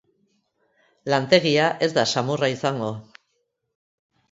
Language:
Basque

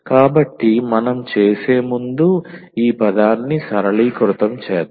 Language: Telugu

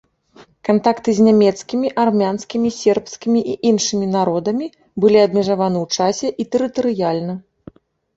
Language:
Belarusian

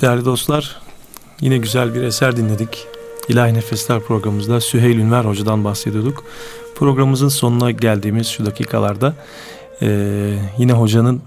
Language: Turkish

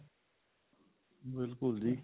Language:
Punjabi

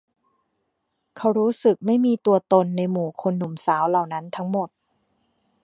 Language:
Thai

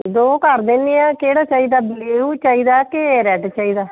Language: Punjabi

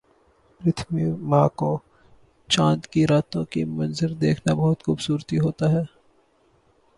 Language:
Urdu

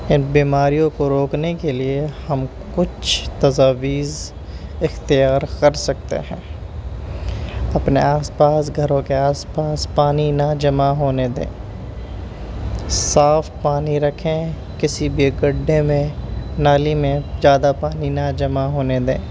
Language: Urdu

